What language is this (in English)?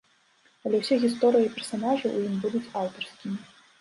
Belarusian